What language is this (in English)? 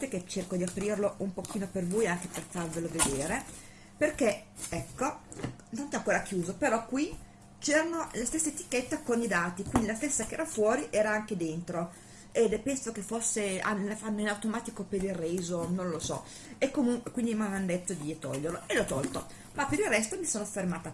Italian